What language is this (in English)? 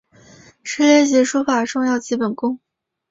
Chinese